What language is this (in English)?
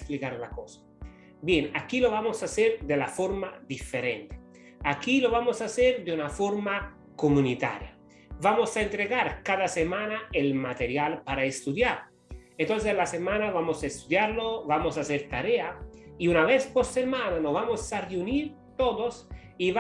Spanish